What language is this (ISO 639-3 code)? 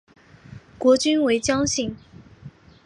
zho